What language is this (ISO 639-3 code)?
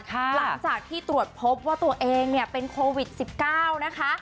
tha